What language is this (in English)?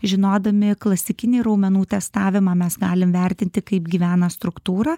Lithuanian